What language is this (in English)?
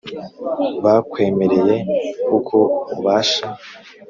Kinyarwanda